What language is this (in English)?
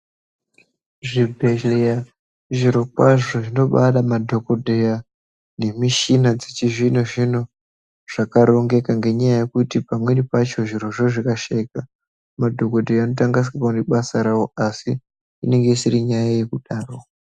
Ndau